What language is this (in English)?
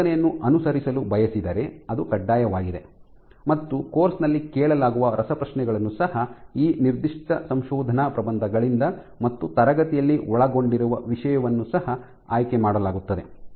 Kannada